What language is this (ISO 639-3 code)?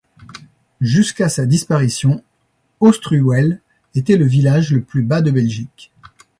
fra